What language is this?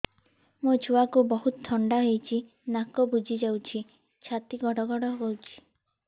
Odia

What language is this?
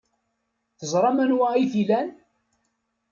Kabyle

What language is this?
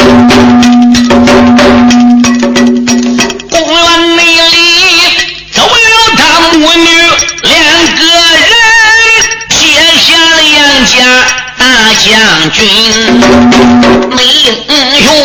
Chinese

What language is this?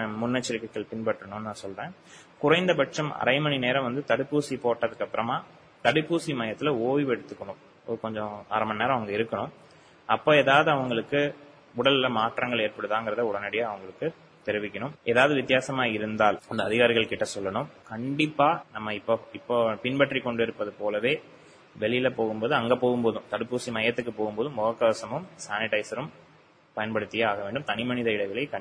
Tamil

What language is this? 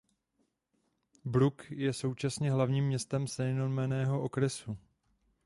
Czech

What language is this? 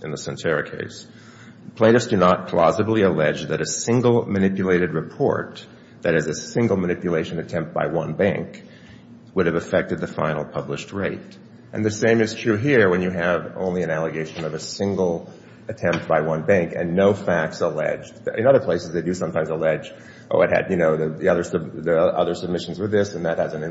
English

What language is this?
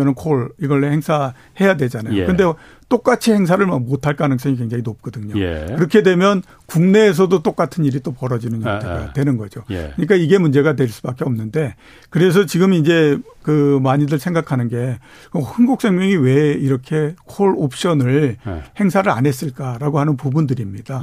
Korean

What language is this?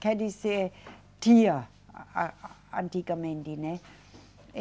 Portuguese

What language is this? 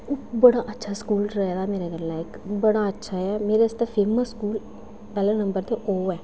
Dogri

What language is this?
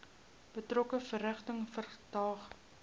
Afrikaans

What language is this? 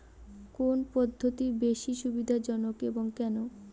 Bangla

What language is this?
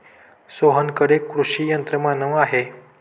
Marathi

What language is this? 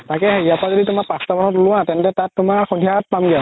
Assamese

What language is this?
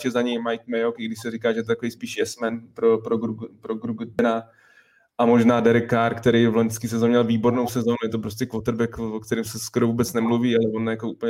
Czech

